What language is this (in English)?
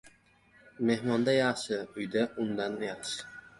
Uzbek